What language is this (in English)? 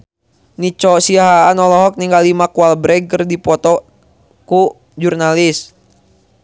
Sundanese